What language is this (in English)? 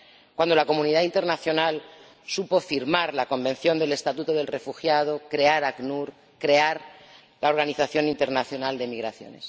Spanish